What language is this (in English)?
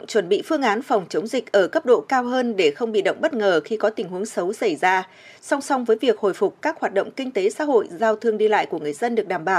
Vietnamese